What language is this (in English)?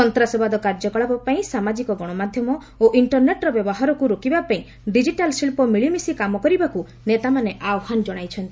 Odia